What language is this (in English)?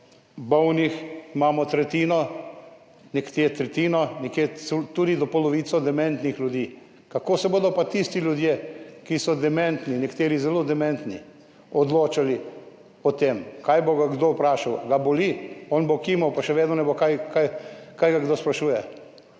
Slovenian